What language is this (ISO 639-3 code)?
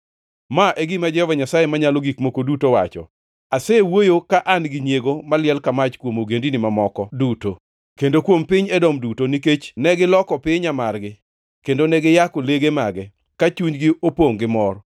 luo